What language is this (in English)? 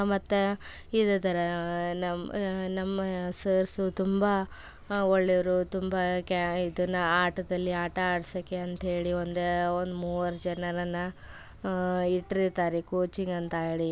Kannada